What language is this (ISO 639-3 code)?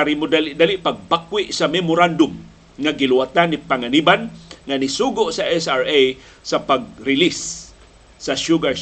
fil